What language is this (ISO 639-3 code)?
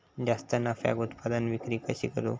mar